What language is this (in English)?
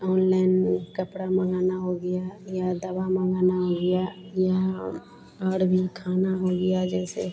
Hindi